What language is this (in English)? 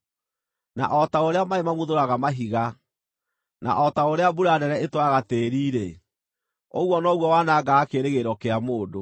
Kikuyu